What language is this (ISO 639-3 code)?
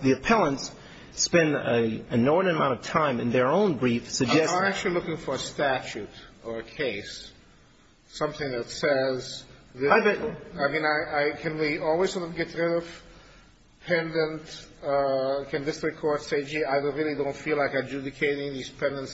eng